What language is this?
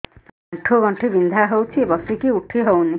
Odia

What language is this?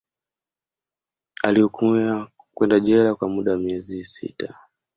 Swahili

